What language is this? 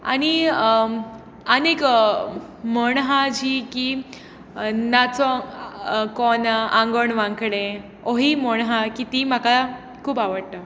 Konkani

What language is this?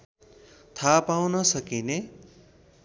Nepali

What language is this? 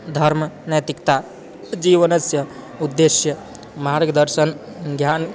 Sanskrit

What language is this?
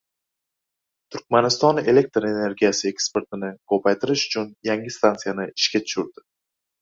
Uzbek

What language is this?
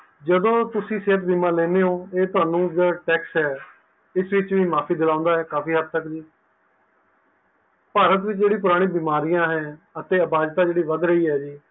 Punjabi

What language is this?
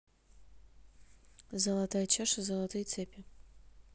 Russian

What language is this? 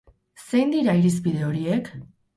Basque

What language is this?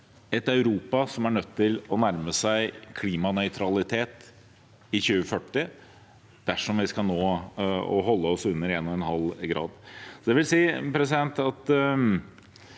Norwegian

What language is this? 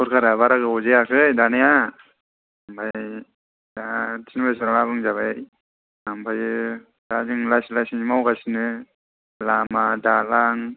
Bodo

